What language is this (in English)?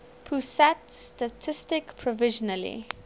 English